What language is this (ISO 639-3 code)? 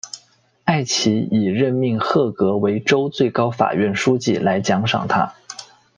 zho